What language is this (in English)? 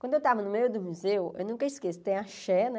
Portuguese